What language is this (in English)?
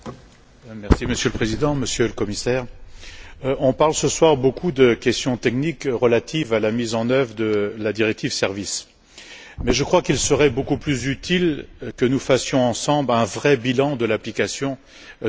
French